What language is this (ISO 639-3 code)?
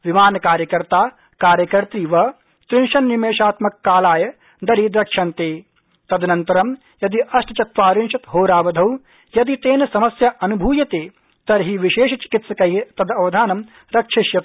san